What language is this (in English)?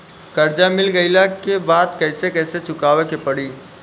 Bhojpuri